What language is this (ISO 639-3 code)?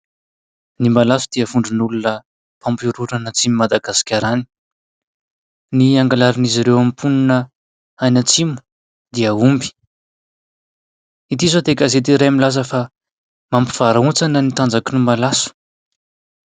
mlg